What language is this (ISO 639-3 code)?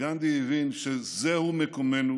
heb